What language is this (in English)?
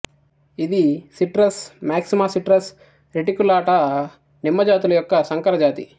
Telugu